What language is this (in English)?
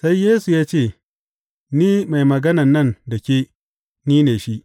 Hausa